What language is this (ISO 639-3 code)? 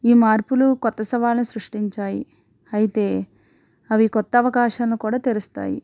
tel